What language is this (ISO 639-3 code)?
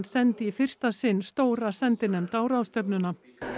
isl